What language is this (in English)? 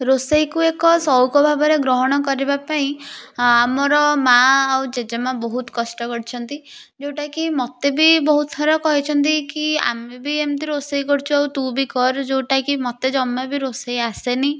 Odia